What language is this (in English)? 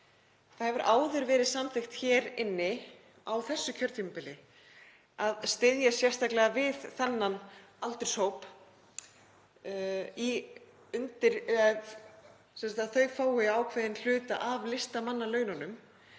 Icelandic